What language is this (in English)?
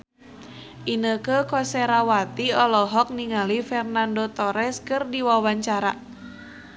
Sundanese